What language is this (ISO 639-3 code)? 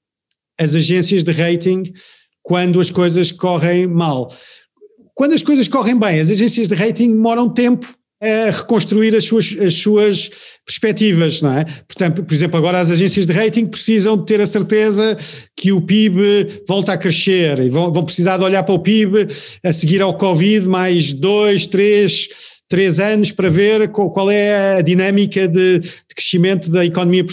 por